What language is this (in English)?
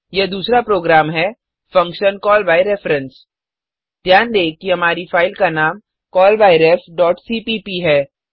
Hindi